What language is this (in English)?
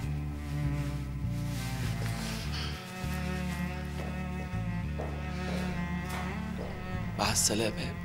Arabic